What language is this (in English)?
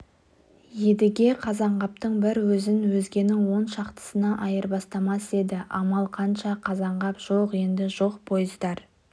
Kazakh